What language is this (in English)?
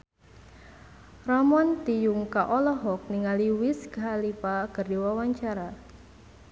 Sundanese